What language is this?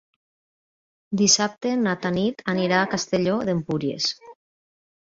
Catalan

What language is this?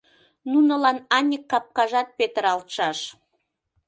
Mari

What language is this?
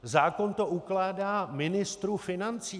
Czech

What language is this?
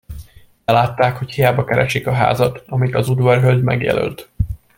Hungarian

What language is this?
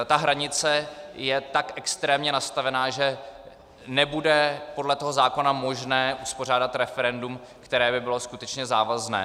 Czech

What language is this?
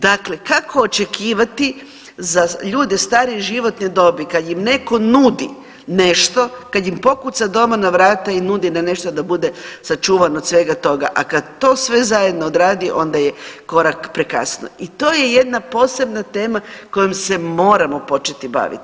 Croatian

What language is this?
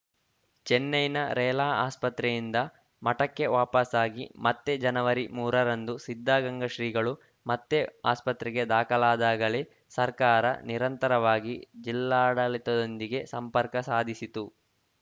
Kannada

